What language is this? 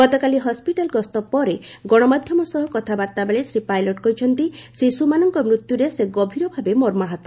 Odia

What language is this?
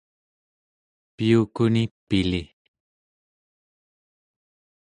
Central Yupik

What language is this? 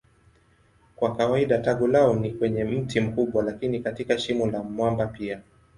Swahili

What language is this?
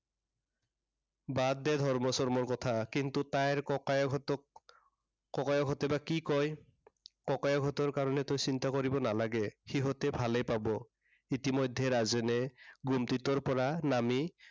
Assamese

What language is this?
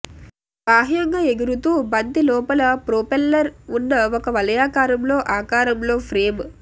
Telugu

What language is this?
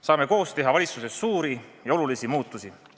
Estonian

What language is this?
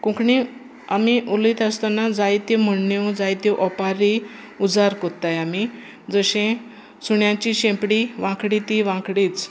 Konkani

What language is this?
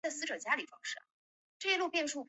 Chinese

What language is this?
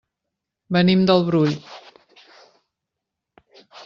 Catalan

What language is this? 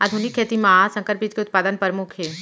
Chhattisgarhi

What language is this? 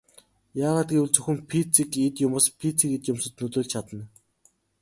Mongolian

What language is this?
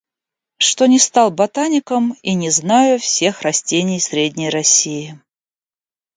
Russian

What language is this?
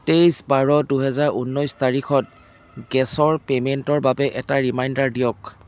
Assamese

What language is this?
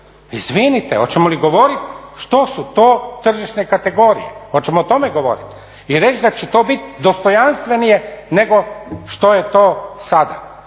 Croatian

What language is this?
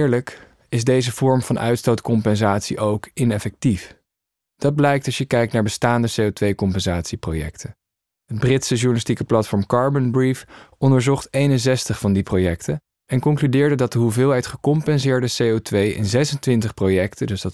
Dutch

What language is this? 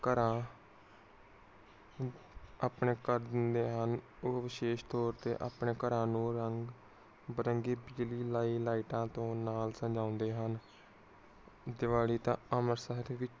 Punjabi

